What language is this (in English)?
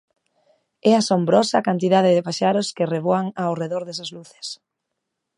Galician